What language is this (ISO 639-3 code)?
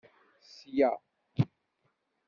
kab